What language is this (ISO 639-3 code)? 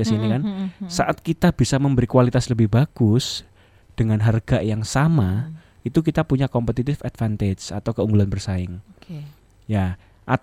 ind